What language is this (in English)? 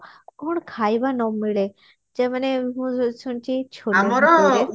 Odia